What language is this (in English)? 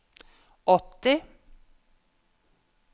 Norwegian